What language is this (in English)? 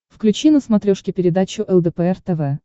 Russian